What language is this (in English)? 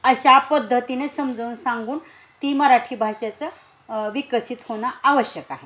Marathi